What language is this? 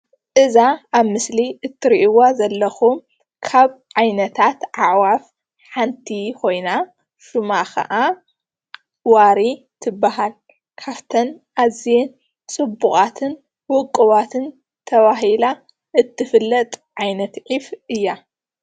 Tigrinya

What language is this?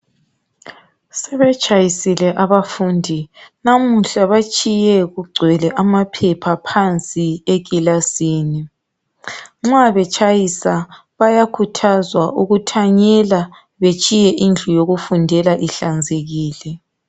North Ndebele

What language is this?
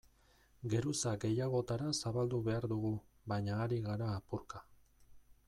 Basque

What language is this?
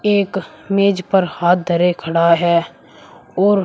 Hindi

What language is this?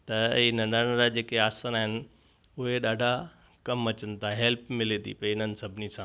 Sindhi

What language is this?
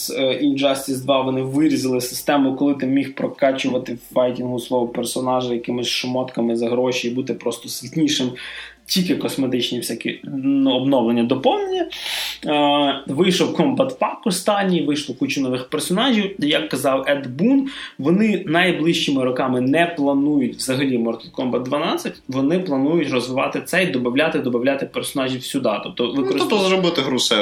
Ukrainian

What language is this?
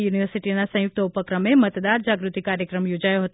Gujarati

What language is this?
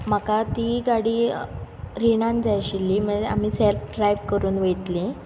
Konkani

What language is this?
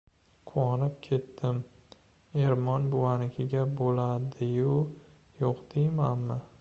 Uzbek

